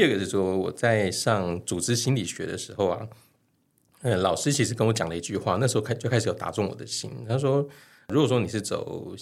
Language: Chinese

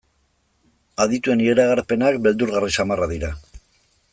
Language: Basque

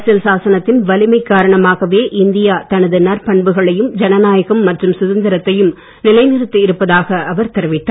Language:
Tamil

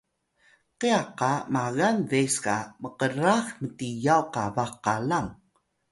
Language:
Atayal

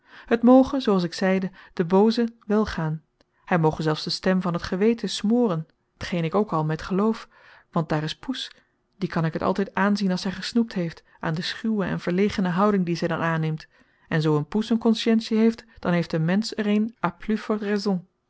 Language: Dutch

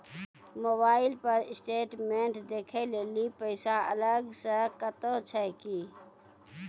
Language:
Maithili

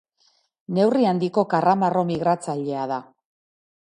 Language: Basque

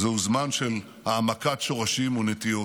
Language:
Hebrew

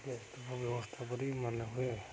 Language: Odia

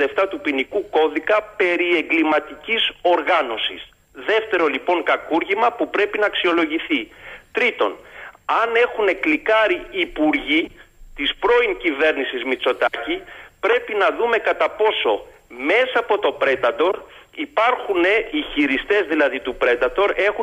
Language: Greek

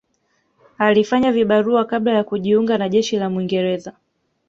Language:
Swahili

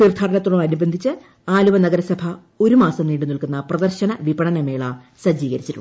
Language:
Malayalam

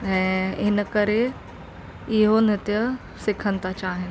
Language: Sindhi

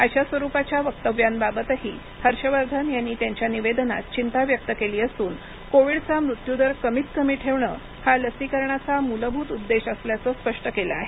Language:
Marathi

